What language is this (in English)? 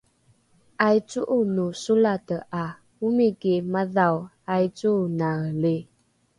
Rukai